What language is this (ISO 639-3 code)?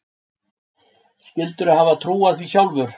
isl